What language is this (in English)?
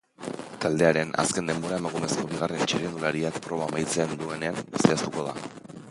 Basque